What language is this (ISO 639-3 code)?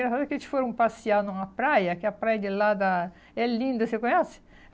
por